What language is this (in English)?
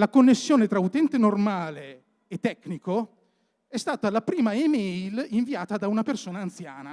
Italian